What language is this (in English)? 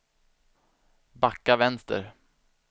Swedish